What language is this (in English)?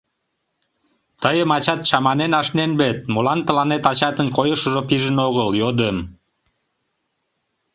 Mari